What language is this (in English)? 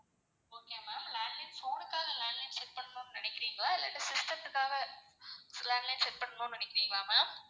Tamil